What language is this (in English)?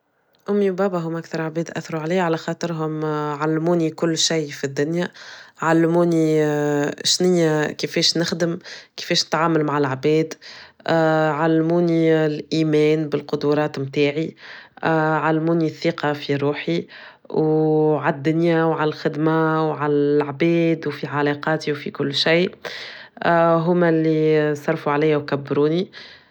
Tunisian Arabic